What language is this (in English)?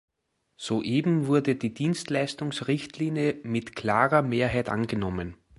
German